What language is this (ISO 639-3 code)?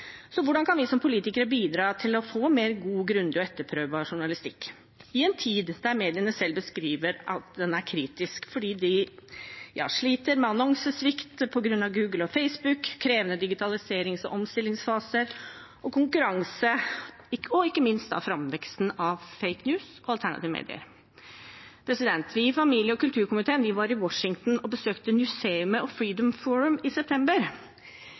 nob